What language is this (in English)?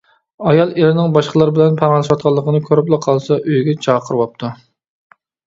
Uyghur